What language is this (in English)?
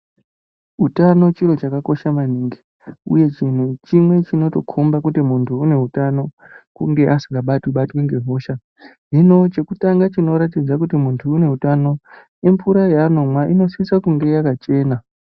Ndau